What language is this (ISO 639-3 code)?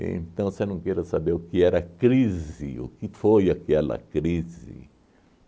por